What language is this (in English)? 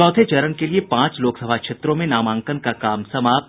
Hindi